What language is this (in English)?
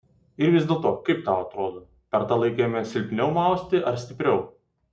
Lithuanian